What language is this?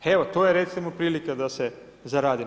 Croatian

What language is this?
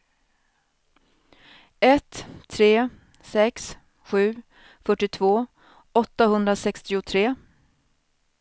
Swedish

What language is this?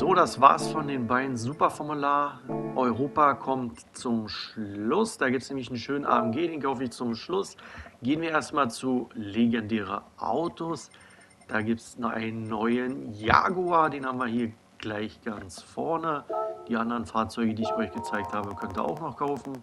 German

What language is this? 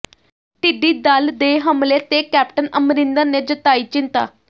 Punjabi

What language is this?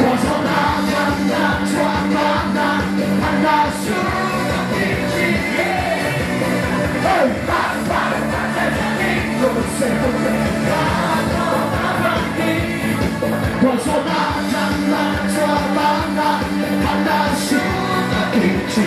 Korean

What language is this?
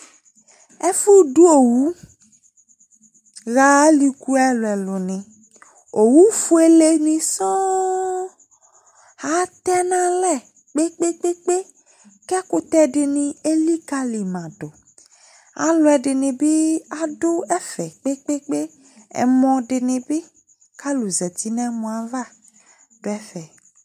Ikposo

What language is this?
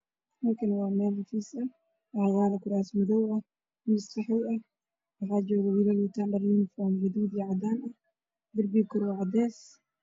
Somali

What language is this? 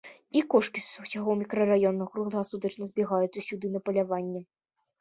Belarusian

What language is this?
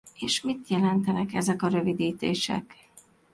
Hungarian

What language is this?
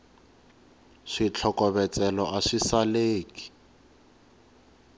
Tsonga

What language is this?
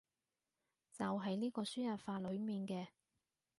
Cantonese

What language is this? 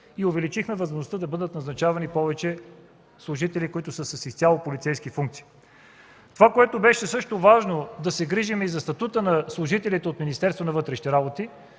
Bulgarian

